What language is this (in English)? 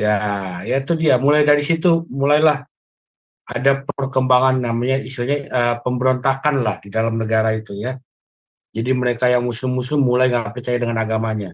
Indonesian